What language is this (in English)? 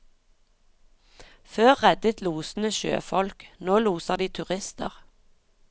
Norwegian